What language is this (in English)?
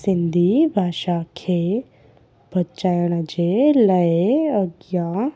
Sindhi